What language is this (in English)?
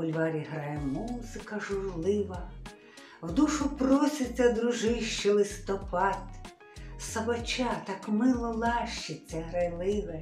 Ukrainian